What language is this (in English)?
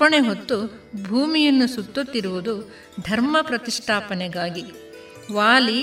Kannada